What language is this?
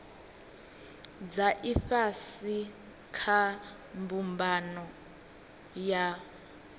Venda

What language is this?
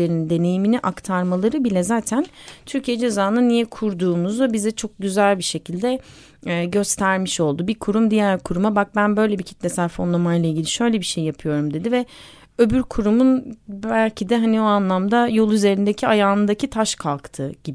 Turkish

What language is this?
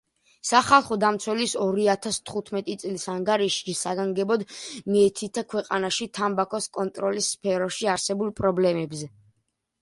Georgian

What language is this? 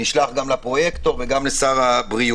Hebrew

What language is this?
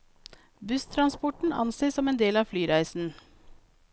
Norwegian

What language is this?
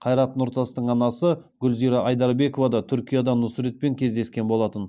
Kazakh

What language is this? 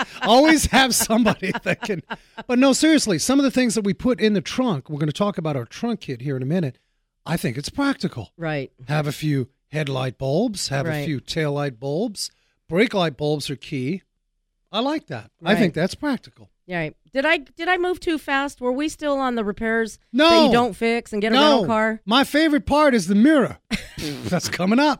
English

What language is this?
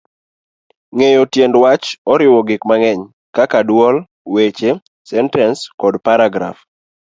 Luo (Kenya and Tanzania)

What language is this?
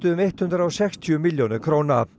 Icelandic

